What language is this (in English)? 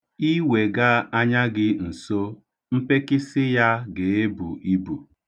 Igbo